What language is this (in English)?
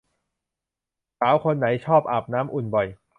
Thai